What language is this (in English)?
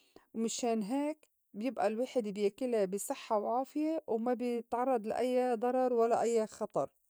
North Levantine Arabic